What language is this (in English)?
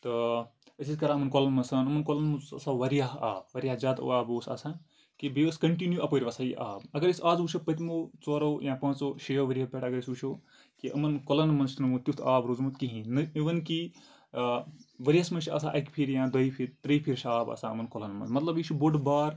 Kashmiri